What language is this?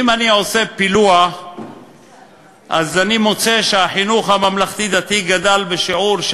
Hebrew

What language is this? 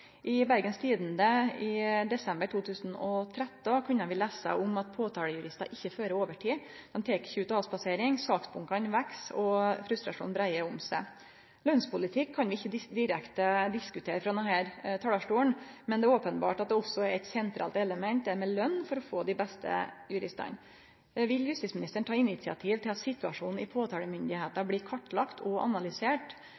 Norwegian Nynorsk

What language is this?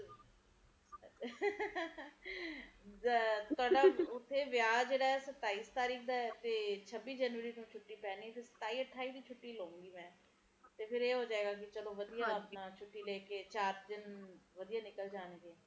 Punjabi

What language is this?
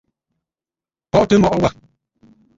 Bafut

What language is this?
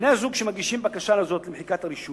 Hebrew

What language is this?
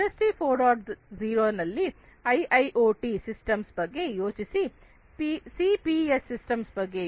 Kannada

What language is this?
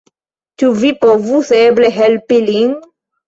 Esperanto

